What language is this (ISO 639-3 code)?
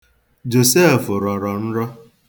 ibo